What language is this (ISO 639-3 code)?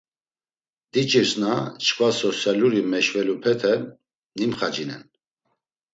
lzz